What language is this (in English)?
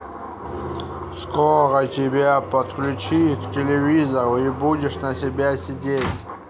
Russian